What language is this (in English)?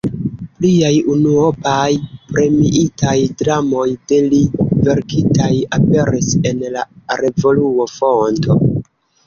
Esperanto